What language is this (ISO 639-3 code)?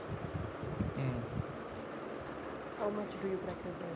kas